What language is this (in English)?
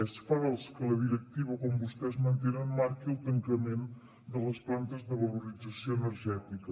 Catalan